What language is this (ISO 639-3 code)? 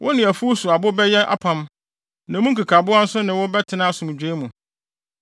aka